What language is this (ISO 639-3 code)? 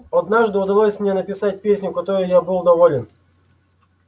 rus